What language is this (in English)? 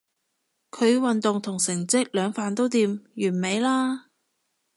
Cantonese